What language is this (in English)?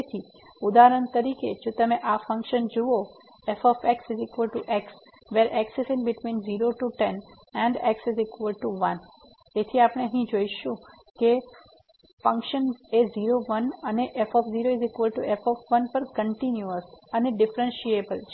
Gujarati